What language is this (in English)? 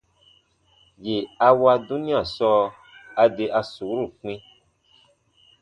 Baatonum